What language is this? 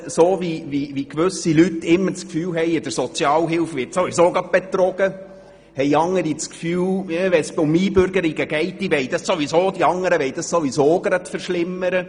Swiss German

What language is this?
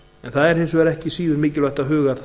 Icelandic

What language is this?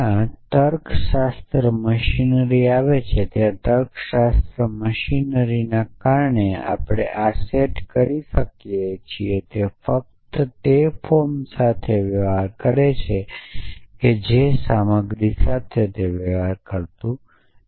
Gujarati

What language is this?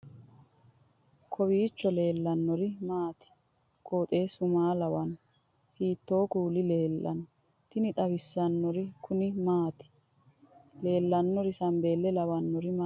Sidamo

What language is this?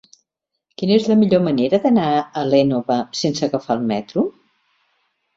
Catalan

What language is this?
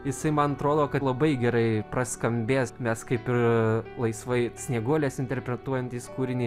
Lithuanian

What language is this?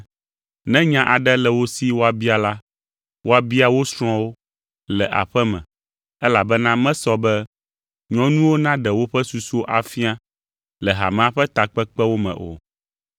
Ewe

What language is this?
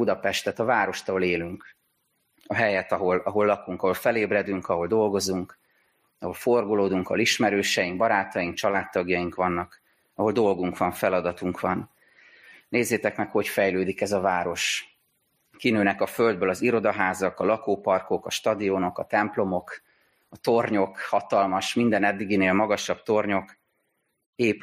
Hungarian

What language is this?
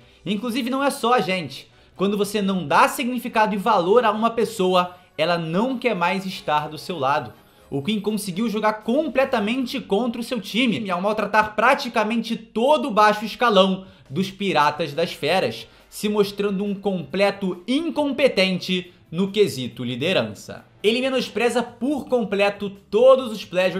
Portuguese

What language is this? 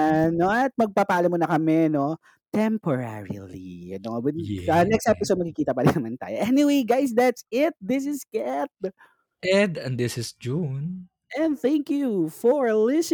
Filipino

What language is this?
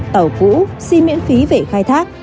Vietnamese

